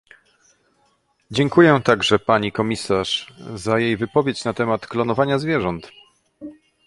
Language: Polish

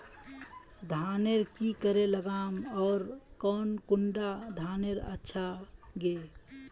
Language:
Magahi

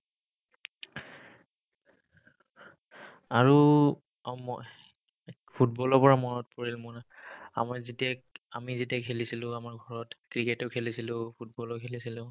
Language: Assamese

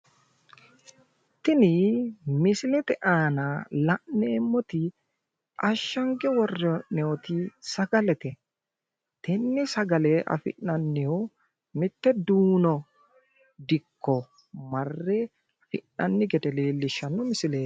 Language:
Sidamo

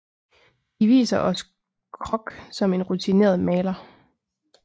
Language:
Danish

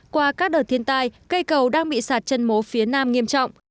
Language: Vietnamese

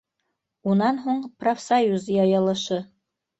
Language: Bashkir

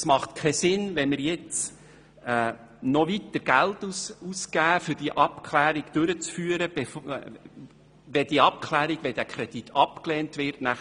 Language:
Swiss German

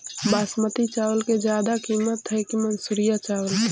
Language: Magahi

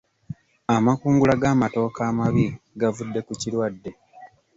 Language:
Ganda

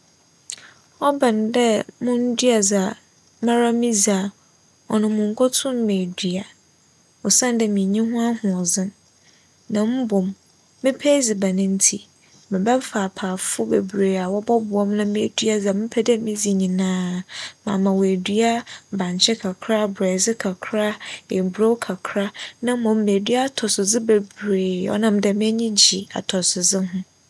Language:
Akan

